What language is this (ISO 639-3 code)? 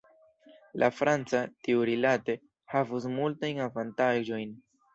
epo